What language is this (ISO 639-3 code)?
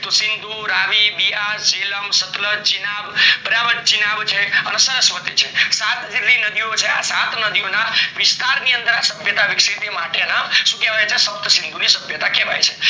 guj